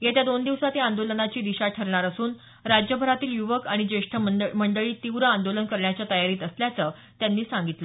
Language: Marathi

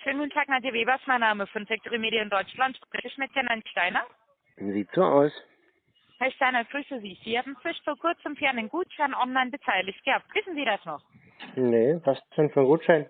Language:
German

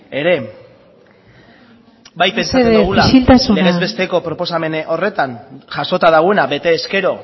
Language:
Basque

